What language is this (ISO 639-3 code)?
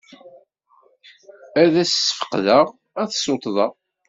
kab